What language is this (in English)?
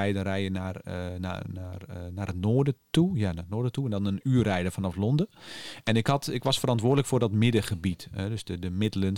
Dutch